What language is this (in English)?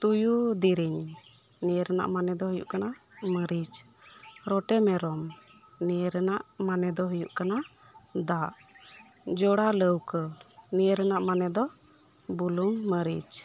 Santali